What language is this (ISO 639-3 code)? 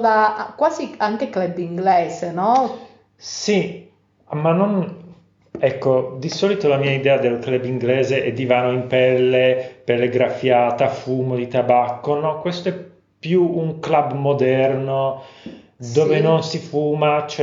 ita